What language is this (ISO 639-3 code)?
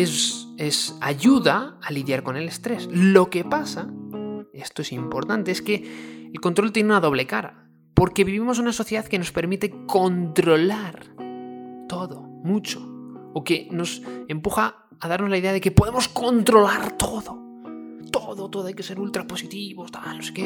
spa